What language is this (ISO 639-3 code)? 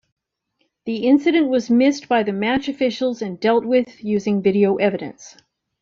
eng